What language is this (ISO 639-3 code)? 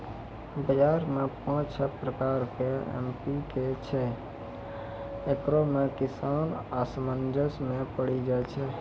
mai